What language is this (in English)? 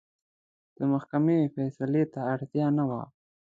Pashto